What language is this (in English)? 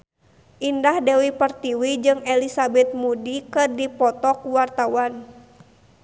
Sundanese